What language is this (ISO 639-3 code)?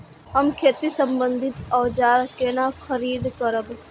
mai